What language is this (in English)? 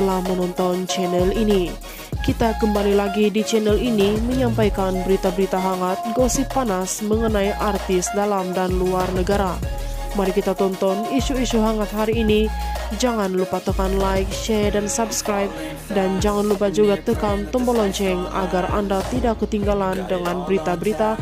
Indonesian